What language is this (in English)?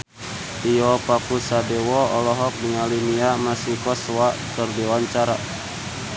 Sundanese